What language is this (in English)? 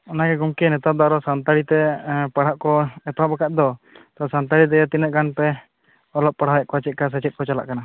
Santali